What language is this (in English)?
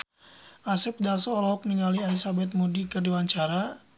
Sundanese